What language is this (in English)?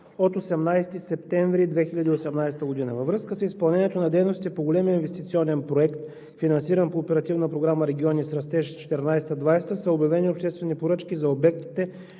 Bulgarian